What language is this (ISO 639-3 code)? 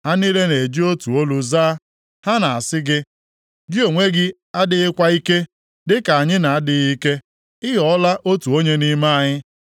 ibo